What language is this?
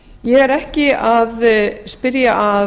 Icelandic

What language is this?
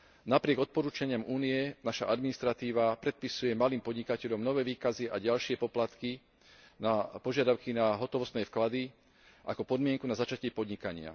Slovak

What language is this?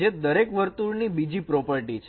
Gujarati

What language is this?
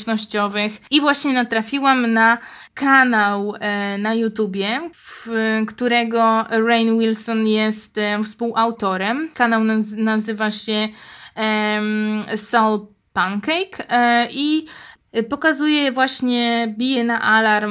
Polish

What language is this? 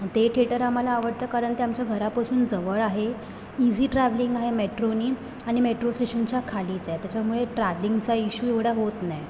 Marathi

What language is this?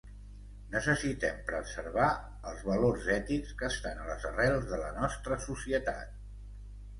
Catalan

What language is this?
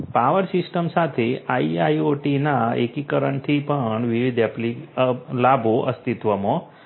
Gujarati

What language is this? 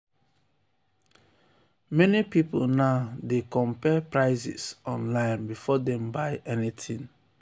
Nigerian Pidgin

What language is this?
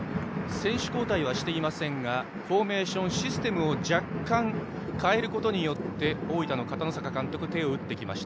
Japanese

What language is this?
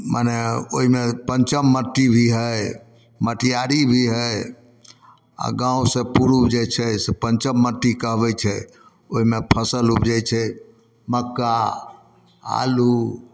Maithili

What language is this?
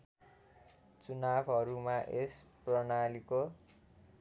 Nepali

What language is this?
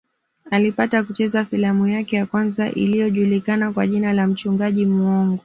Swahili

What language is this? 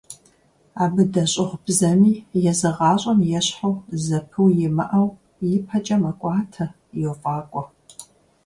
Kabardian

